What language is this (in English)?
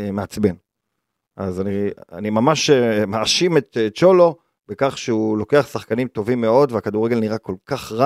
Hebrew